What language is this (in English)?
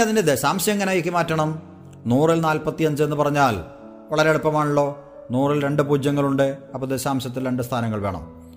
Malayalam